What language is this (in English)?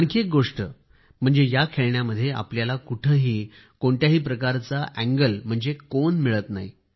Marathi